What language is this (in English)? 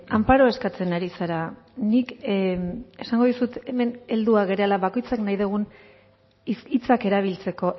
Basque